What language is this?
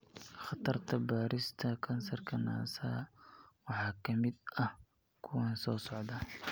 Somali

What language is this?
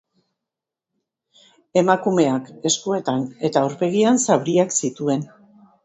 Basque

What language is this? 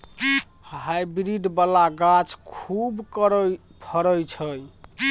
Maithili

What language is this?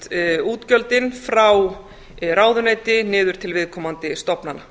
Icelandic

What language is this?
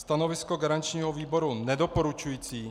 Czech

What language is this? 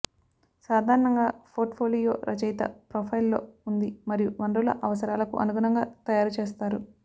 Telugu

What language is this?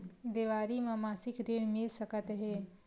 Chhattisgarhi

